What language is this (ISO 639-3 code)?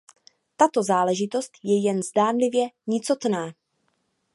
ces